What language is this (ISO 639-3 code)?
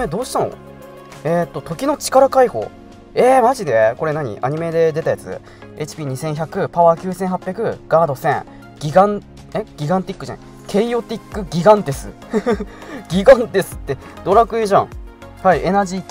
jpn